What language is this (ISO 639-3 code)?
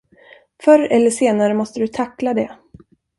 swe